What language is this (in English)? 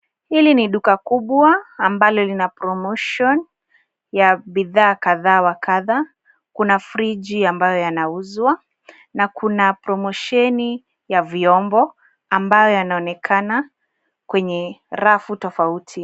Swahili